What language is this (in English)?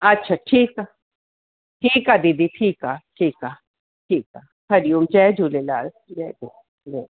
Sindhi